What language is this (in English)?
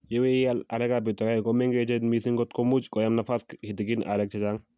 Kalenjin